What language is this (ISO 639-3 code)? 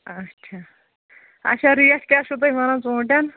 kas